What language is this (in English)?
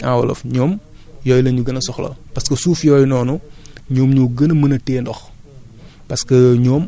Wolof